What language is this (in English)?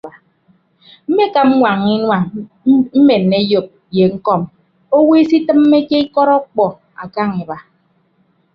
Ibibio